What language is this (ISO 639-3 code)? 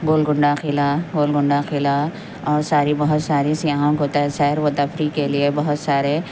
urd